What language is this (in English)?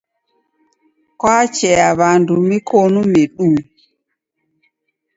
Taita